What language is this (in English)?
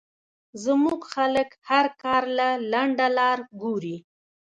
Pashto